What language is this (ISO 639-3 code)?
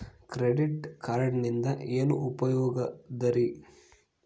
kan